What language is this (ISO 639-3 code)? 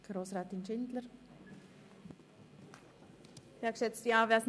gsw